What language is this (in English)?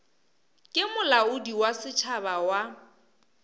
Northern Sotho